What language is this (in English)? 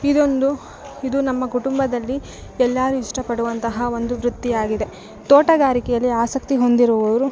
Kannada